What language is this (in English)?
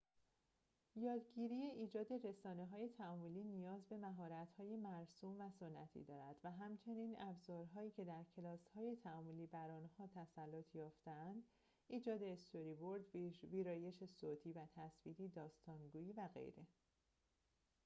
Persian